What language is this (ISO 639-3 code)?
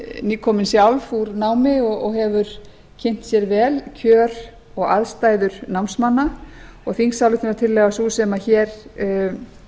isl